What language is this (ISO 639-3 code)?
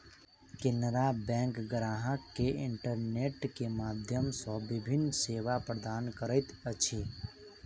mai